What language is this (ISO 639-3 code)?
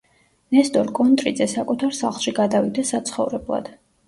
kat